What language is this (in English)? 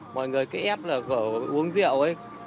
Vietnamese